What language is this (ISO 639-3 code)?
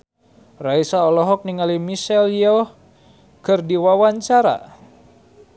sun